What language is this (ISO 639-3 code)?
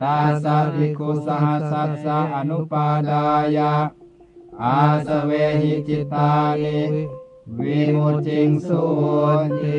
tha